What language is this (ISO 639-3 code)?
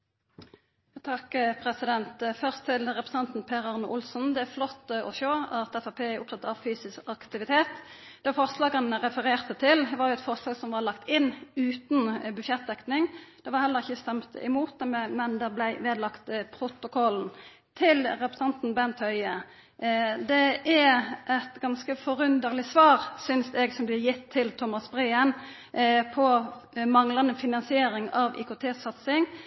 nor